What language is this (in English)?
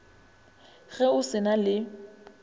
Northern Sotho